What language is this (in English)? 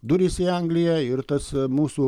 Lithuanian